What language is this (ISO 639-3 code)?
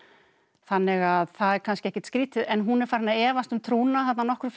isl